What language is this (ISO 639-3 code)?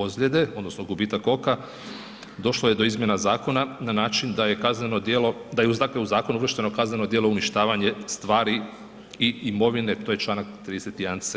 hrv